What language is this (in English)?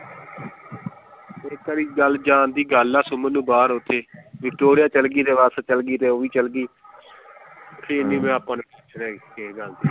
Punjabi